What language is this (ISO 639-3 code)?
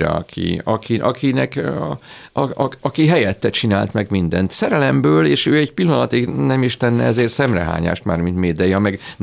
hun